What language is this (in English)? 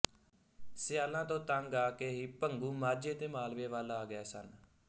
Punjabi